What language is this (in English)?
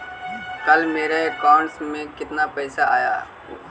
Magahi